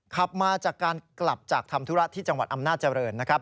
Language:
Thai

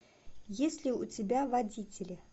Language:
Russian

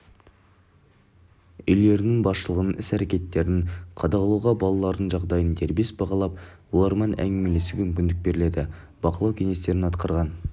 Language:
Kazakh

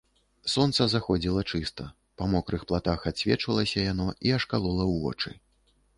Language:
Belarusian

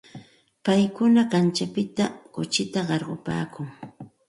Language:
Santa Ana de Tusi Pasco Quechua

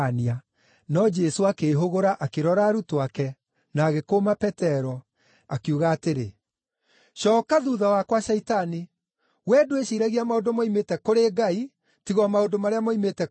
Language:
Kikuyu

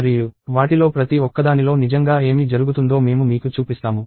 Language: Telugu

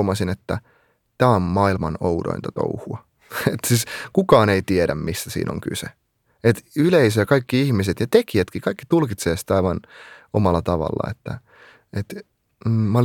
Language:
Finnish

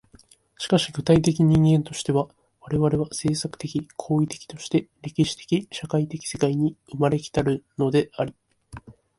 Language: Japanese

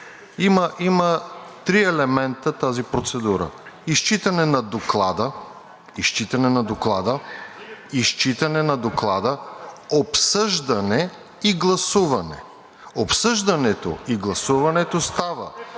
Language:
Bulgarian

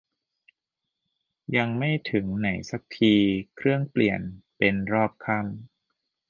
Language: Thai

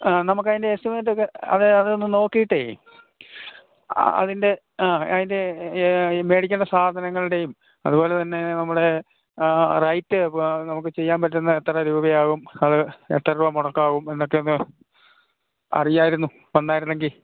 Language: Malayalam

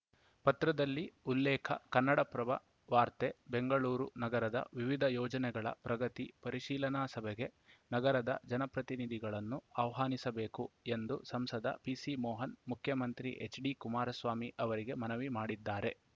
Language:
Kannada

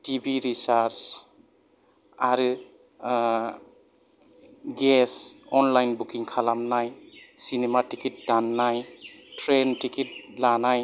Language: Bodo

